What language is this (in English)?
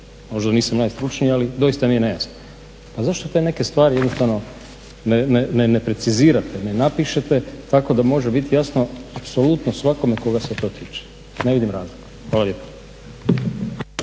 Croatian